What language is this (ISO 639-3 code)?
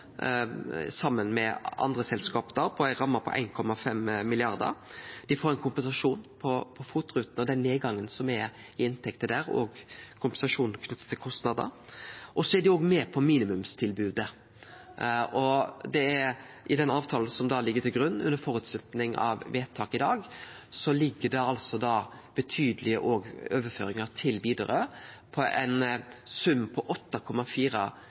nno